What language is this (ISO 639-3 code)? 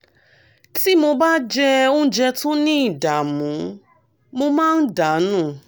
yor